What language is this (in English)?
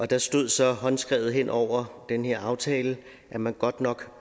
Danish